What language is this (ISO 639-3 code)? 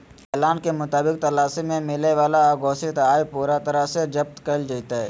mag